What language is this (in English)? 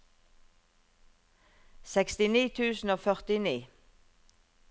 Norwegian